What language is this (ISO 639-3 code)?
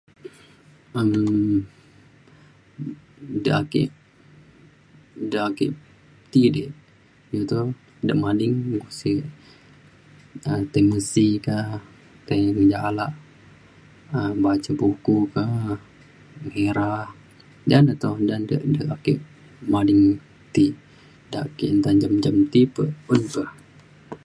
xkl